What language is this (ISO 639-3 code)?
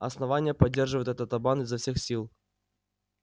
rus